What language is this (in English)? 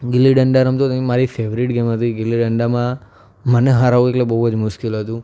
Gujarati